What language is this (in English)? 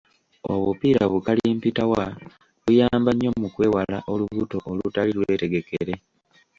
Ganda